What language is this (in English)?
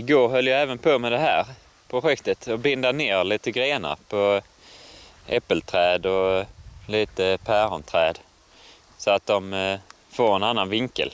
Swedish